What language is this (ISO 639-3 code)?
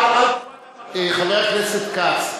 heb